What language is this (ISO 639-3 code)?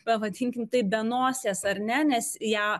lit